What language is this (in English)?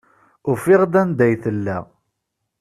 Kabyle